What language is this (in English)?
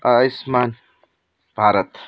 Nepali